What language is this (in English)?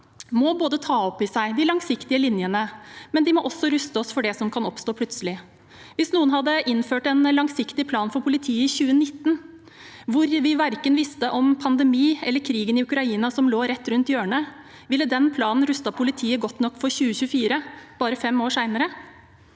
Norwegian